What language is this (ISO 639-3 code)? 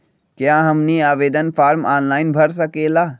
mag